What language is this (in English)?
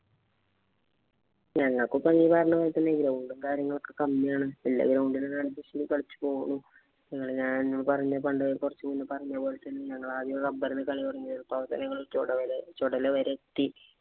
Malayalam